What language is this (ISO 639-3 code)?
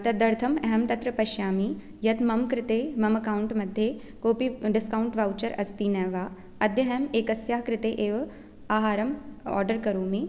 san